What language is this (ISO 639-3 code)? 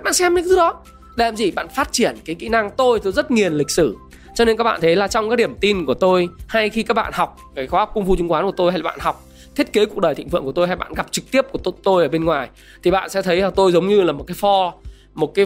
vie